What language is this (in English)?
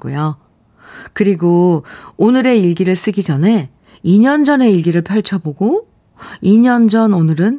Korean